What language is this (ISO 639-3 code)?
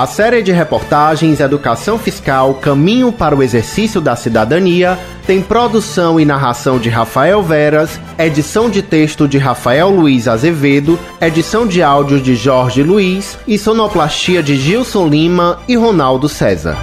por